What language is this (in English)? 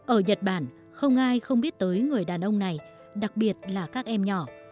Vietnamese